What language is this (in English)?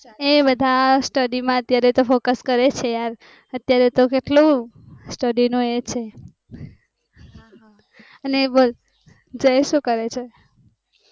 Gujarati